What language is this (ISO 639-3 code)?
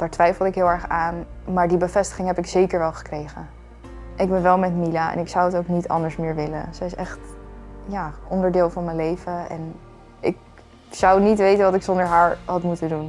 nld